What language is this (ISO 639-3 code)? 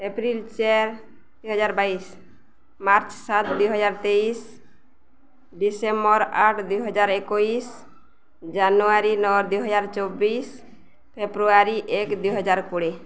ori